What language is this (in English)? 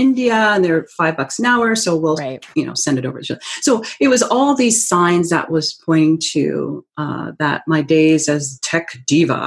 English